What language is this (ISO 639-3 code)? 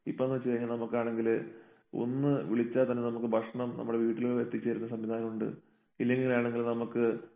mal